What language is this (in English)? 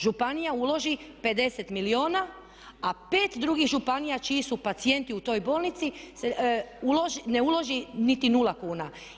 Croatian